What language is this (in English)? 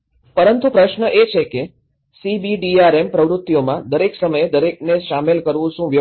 Gujarati